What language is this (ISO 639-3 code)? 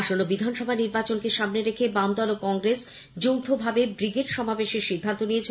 ben